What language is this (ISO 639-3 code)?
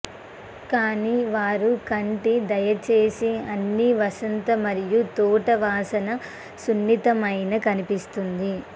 tel